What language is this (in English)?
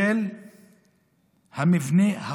Hebrew